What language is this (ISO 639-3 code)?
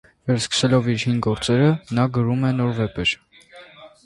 hye